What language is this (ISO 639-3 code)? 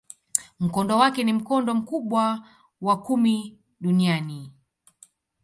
swa